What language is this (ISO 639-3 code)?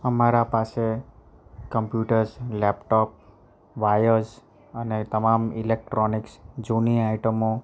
guj